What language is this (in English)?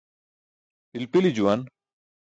Burushaski